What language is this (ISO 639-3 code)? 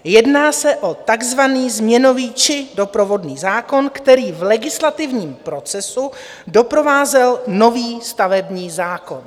ces